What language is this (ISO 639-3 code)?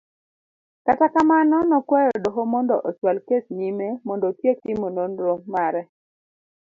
luo